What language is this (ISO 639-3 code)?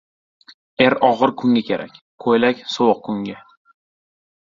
uzb